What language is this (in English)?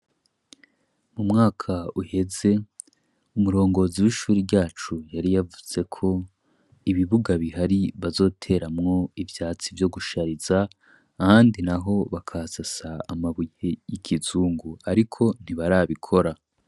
Rundi